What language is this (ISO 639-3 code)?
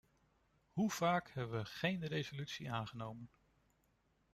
nld